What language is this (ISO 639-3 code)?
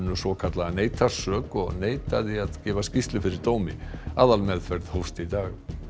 isl